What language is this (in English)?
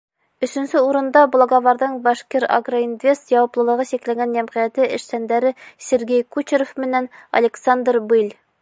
Bashkir